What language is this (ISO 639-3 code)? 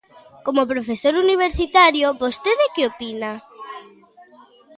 glg